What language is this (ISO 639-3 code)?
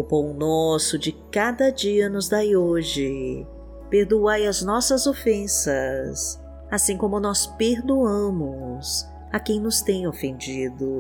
por